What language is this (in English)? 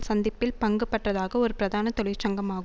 Tamil